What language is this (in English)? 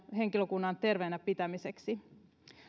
Finnish